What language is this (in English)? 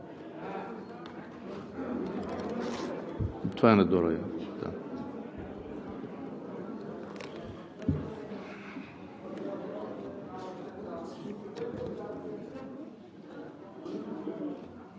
Bulgarian